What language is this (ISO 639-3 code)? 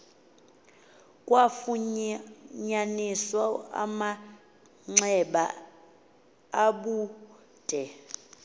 xho